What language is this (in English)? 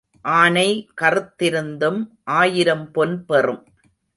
Tamil